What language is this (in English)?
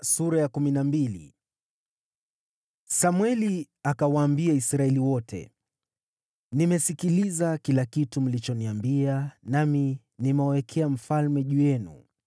Swahili